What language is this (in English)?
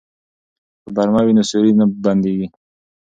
Pashto